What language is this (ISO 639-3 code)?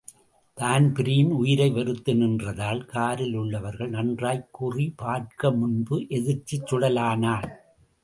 tam